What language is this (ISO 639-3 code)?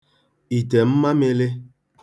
ibo